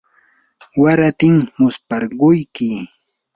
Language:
Yanahuanca Pasco Quechua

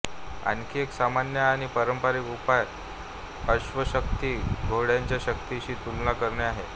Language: Marathi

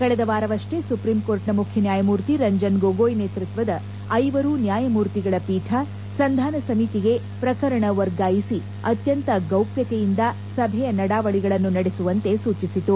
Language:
Kannada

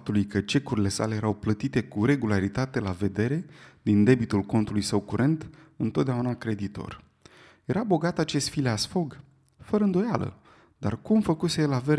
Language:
Romanian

